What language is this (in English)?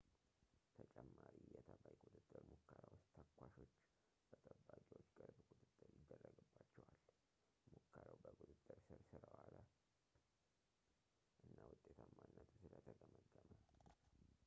Amharic